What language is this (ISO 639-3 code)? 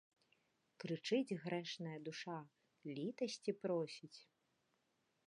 bel